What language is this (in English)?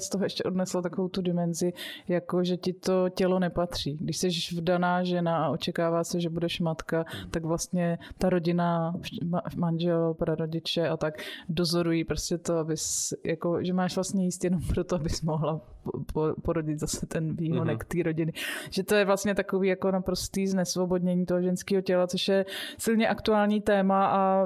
Czech